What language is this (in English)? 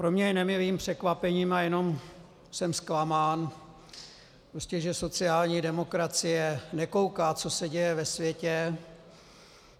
Czech